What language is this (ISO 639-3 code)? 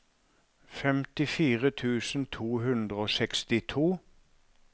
nor